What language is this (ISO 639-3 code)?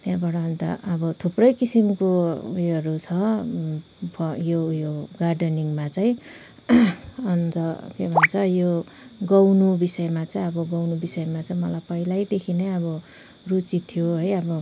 nep